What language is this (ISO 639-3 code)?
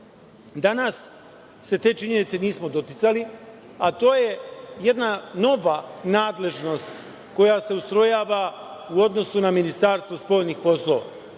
srp